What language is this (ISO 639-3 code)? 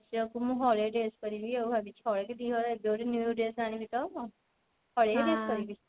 ori